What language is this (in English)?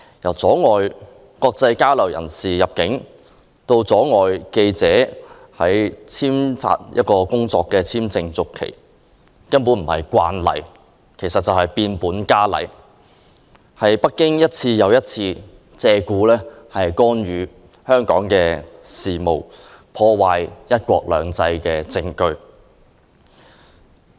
Cantonese